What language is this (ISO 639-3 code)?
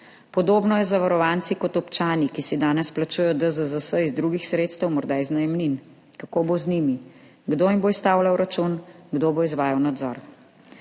slv